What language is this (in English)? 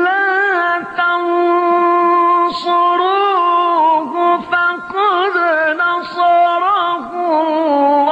Arabic